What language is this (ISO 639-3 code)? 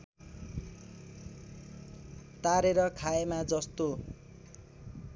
nep